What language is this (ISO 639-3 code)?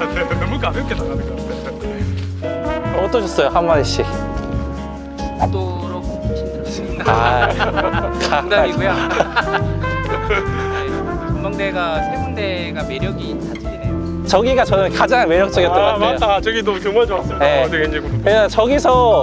kor